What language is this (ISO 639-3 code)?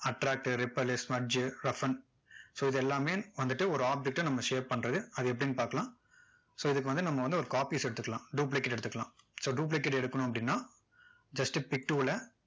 tam